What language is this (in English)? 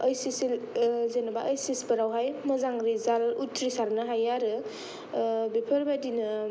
Bodo